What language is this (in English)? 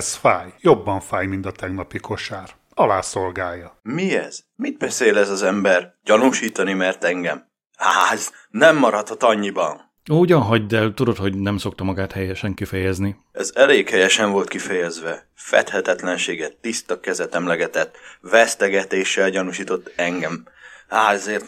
Hungarian